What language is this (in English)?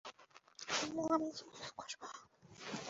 Bangla